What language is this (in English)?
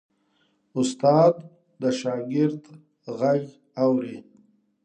Pashto